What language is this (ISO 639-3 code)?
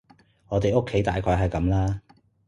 yue